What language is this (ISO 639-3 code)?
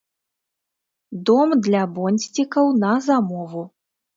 bel